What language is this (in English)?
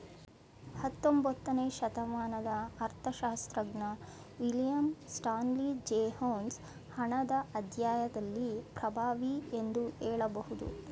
Kannada